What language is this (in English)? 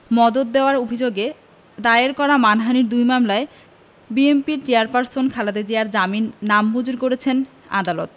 Bangla